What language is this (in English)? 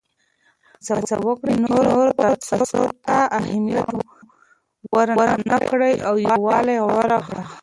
Pashto